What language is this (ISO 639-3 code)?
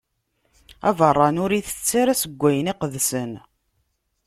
kab